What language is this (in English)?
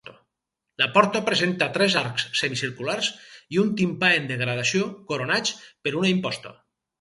Catalan